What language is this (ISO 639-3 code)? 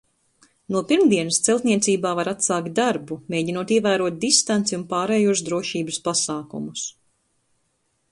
lav